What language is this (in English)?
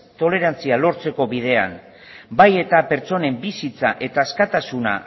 Basque